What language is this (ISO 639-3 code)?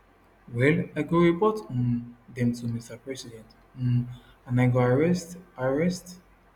pcm